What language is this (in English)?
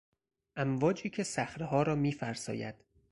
Persian